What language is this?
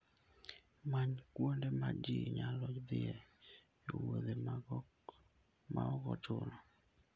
Luo (Kenya and Tanzania)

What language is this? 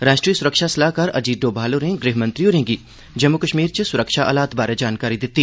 Dogri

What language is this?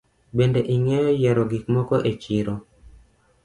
Luo (Kenya and Tanzania)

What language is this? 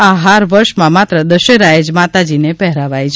Gujarati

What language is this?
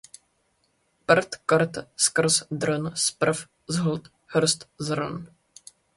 Czech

